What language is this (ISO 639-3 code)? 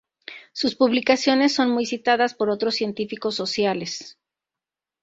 spa